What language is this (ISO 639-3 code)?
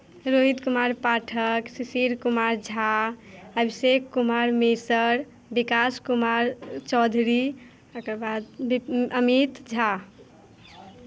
mai